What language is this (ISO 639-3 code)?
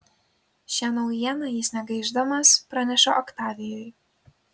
lit